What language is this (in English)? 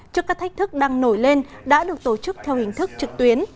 Vietnamese